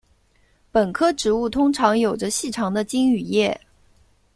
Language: Chinese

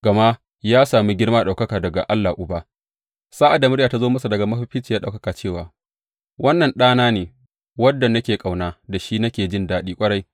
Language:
Hausa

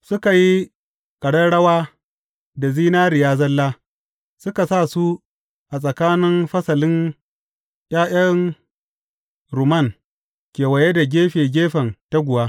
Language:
Hausa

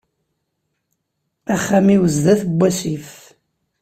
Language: Kabyle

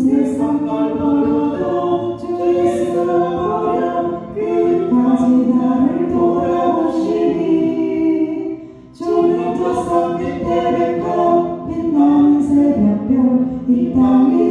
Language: Korean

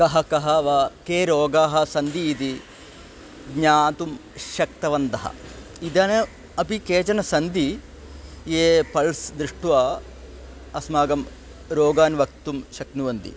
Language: Sanskrit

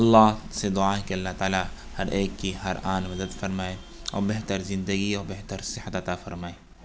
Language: Urdu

